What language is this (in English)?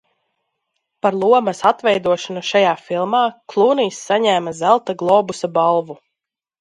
Latvian